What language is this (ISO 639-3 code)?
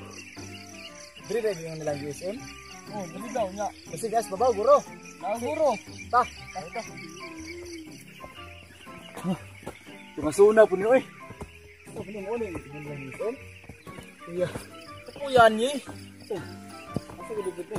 ind